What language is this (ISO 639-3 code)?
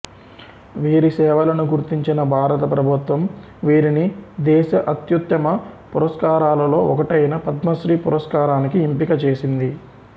tel